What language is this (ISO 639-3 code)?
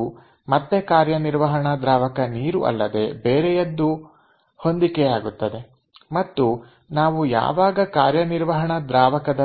kan